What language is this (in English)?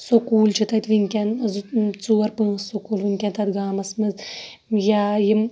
Kashmiri